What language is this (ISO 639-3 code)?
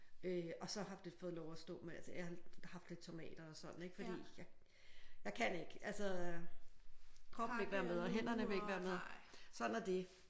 dan